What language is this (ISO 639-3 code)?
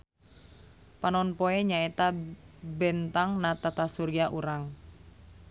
sun